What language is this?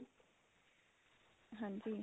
Punjabi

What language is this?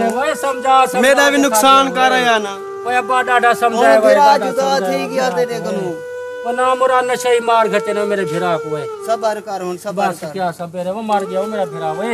Hindi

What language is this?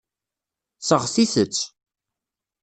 Kabyle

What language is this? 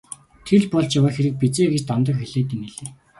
Mongolian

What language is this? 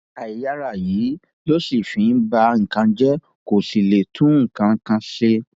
Yoruba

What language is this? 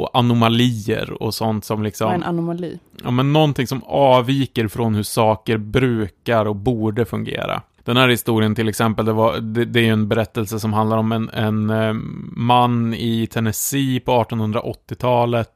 Swedish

